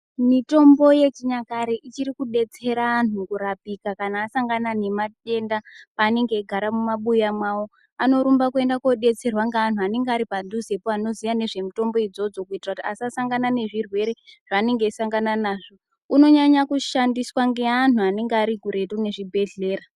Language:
Ndau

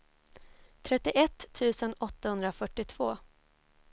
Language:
Swedish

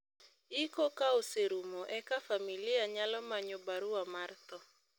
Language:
Luo (Kenya and Tanzania)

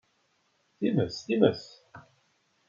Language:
Kabyle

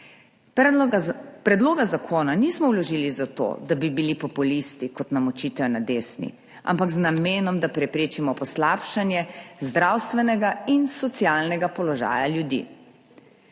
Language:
Slovenian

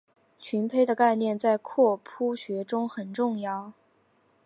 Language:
Chinese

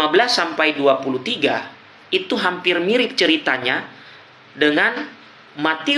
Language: Indonesian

